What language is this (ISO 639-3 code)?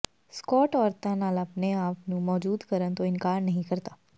pan